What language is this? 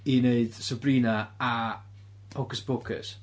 Welsh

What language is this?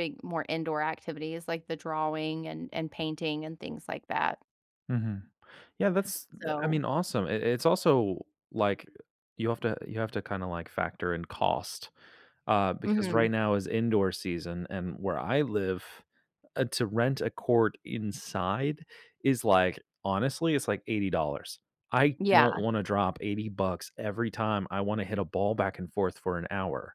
English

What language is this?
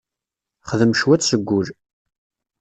Kabyle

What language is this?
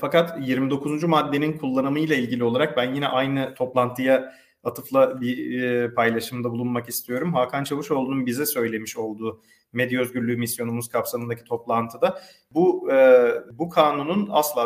Turkish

